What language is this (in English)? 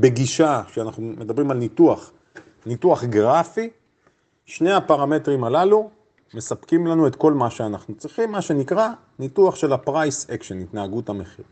Hebrew